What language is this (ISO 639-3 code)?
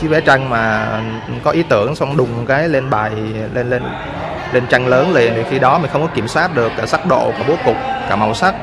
vie